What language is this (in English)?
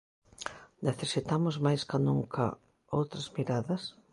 Galician